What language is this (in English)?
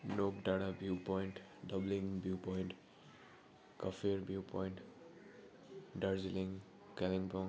Nepali